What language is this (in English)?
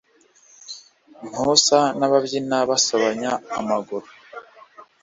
Kinyarwanda